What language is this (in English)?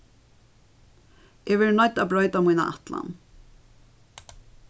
Faroese